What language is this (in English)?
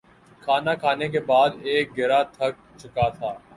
Urdu